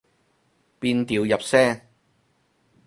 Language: Cantonese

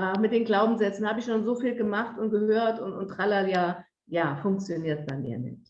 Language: German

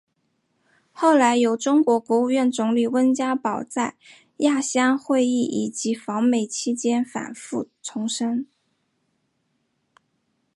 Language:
Chinese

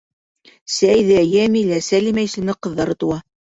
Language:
Bashkir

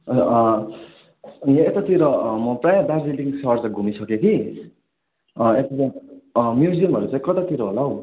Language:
Nepali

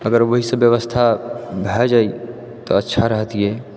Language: Maithili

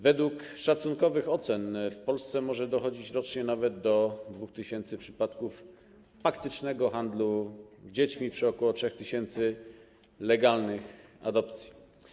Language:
Polish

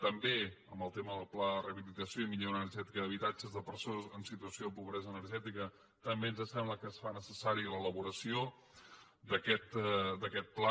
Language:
Catalan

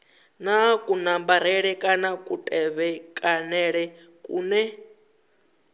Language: Venda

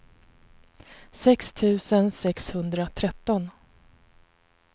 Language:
Swedish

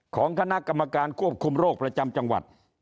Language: Thai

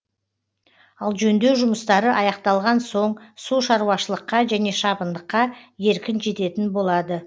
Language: Kazakh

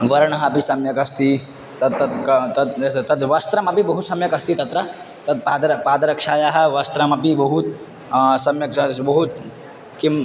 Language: Sanskrit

